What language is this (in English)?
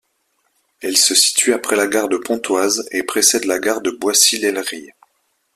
French